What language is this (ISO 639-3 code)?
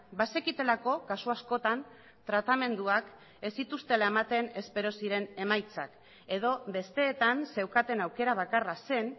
eus